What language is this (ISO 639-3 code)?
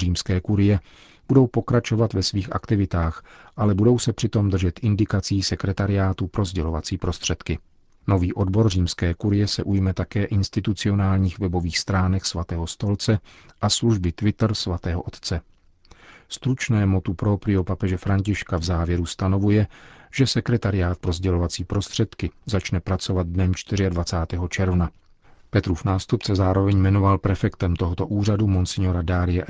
ces